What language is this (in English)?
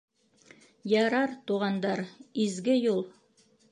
Bashkir